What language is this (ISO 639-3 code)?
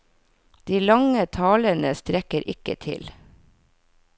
nor